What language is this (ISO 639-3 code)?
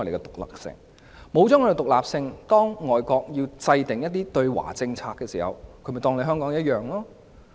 yue